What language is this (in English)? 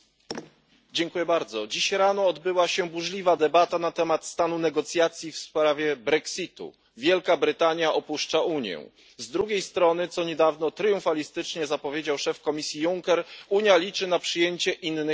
Polish